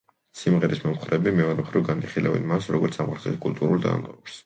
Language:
Georgian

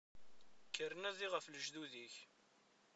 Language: Kabyle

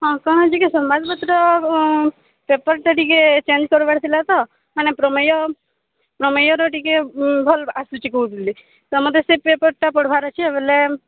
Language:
Odia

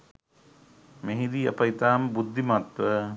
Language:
Sinhala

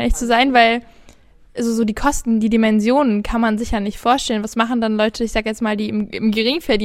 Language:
German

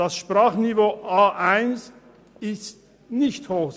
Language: Swiss German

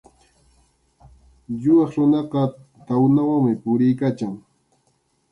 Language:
Arequipa-La Unión Quechua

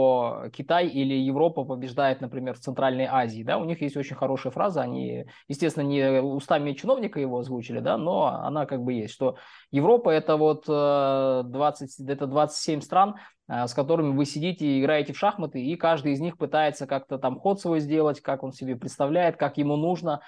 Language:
Russian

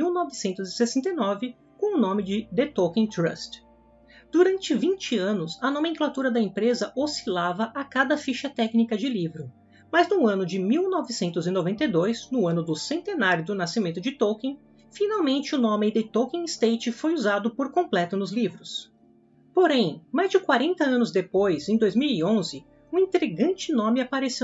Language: Portuguese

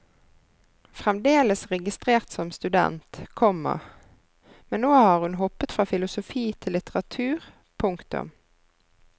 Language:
Norwegian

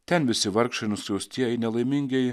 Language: Lithuanian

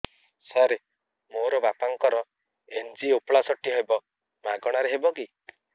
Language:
Odia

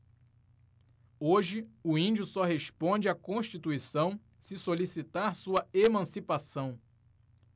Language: Portuguese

